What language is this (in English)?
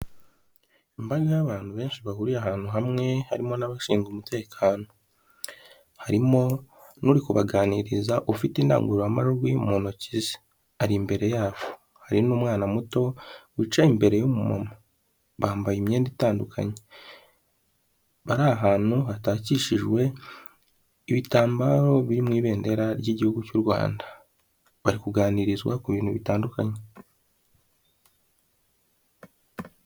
Kinyarwanda